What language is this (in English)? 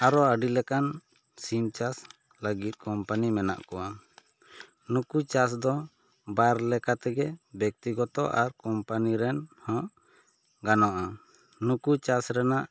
Santali